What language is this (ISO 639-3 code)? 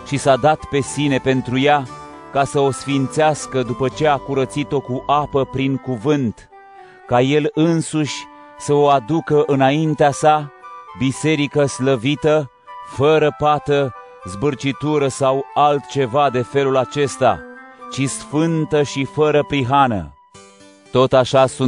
ron